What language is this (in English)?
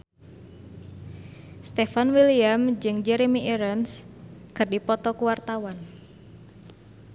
Sundanese